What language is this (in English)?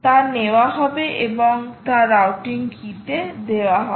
Bangla